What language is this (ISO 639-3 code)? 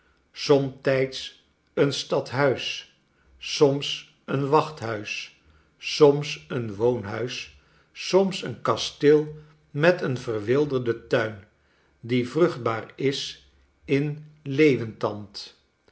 nld